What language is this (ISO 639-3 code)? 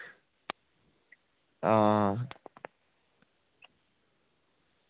doi